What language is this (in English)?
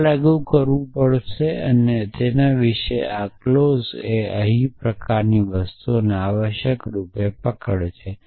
Gujarati